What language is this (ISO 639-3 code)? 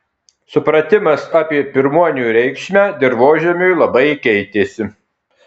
lit